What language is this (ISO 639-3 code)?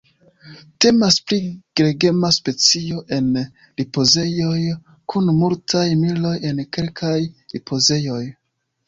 epo